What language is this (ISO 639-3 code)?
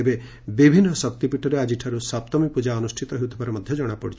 ori